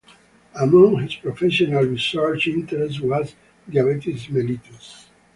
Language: English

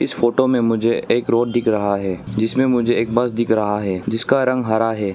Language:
Hindi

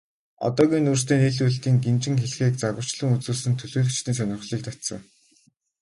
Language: Mongolian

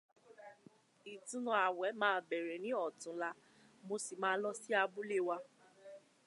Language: Yoruba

